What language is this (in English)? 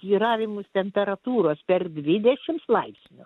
Lithuanian